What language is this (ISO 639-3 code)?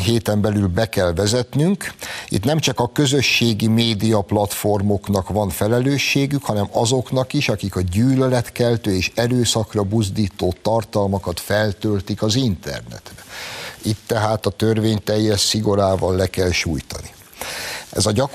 hun